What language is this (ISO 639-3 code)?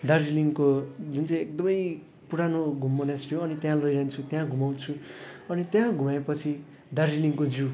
nep